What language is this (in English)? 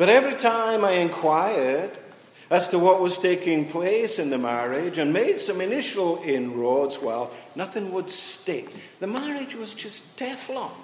English